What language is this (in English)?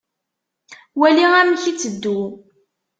Kabyle